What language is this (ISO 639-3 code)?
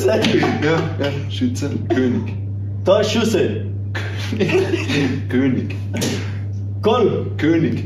deu